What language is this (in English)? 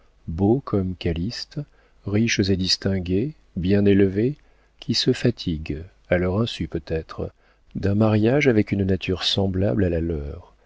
French